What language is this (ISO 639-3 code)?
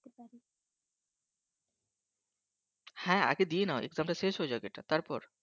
ben